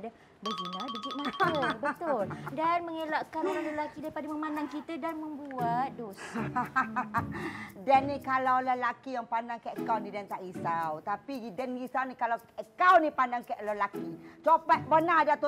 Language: Malay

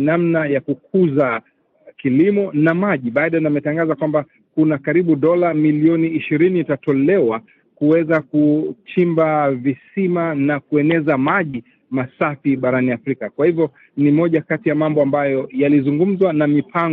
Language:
Swahili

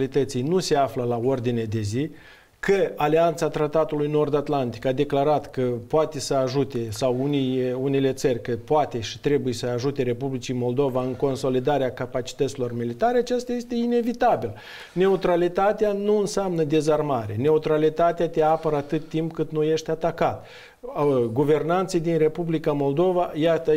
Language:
Romanian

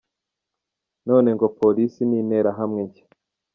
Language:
Kinyarwanda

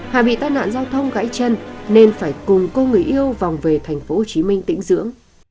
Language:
Vietnamese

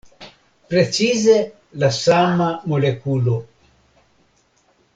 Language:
Esperanto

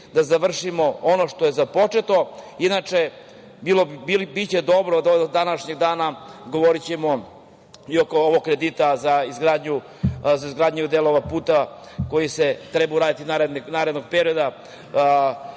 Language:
Serbian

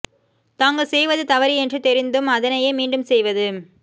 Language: Tamil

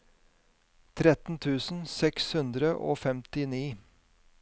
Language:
Norwegian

